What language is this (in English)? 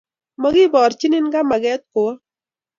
Kalenjin